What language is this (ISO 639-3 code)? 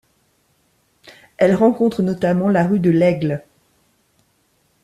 fra